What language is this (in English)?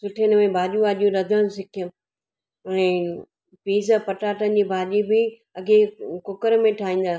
Sindhi